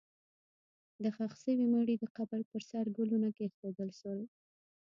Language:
Pashto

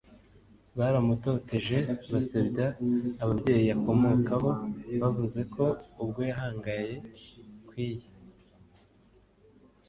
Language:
Kinyarwanda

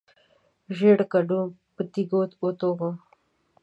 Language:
Pashto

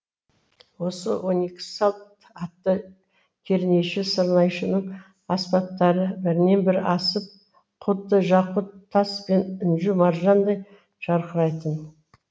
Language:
Kazakh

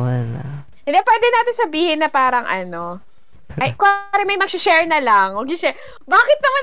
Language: Filipino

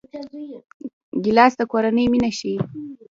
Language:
Pashto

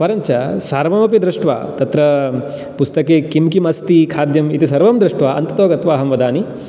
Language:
Sanskrit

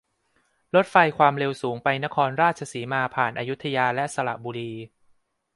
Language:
Thai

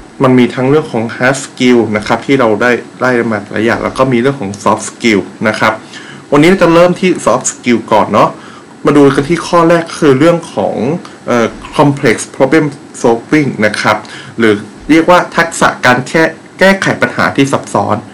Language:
Thai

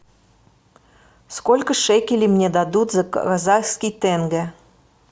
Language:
Russian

